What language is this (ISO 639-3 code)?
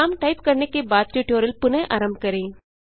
hin